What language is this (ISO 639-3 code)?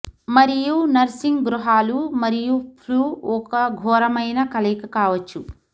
tel